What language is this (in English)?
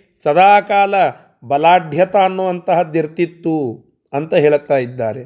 Kannada